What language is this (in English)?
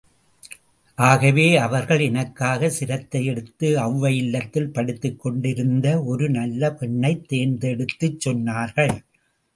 Tamil